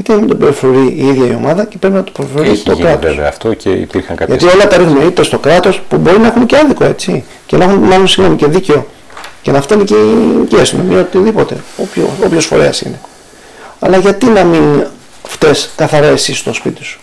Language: Greek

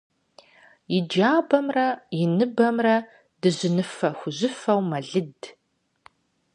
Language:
Kabardian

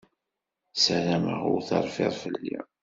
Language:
Kabyle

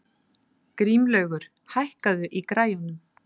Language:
Icelandic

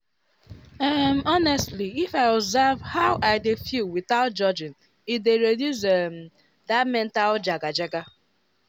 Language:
Nigerian Pidgin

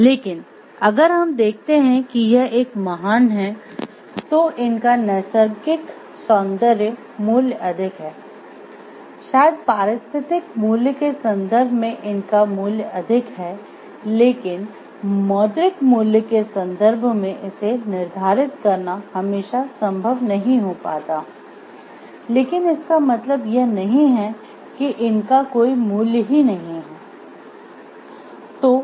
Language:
Hindi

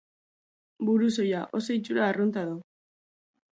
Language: Basque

